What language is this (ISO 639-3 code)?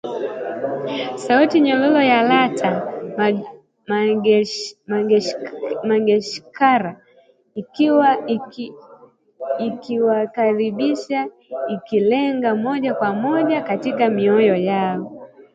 swa